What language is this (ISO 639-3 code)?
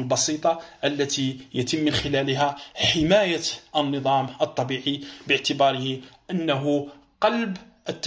ara